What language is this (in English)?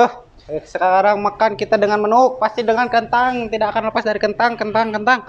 Indonesian